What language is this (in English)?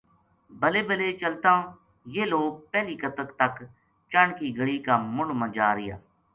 Gujari